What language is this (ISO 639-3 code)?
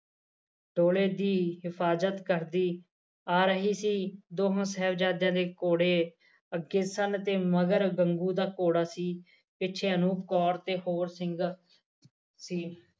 pan